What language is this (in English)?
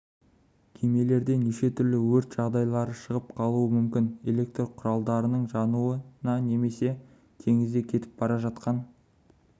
Kazakh